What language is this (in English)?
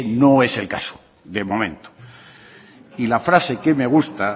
Spanish